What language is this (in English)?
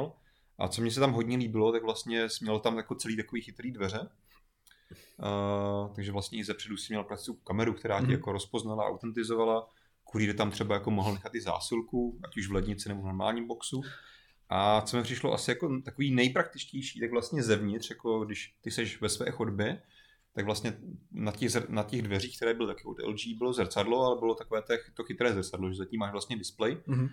Czech